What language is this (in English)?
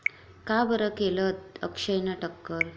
Marathi